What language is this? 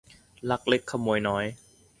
Thai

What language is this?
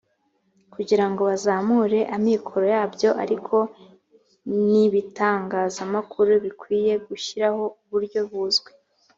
Kinyarwanda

